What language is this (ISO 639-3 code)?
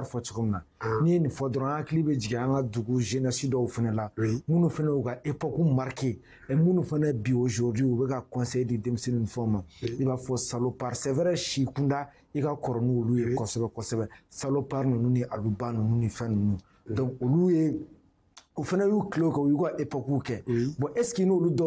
fra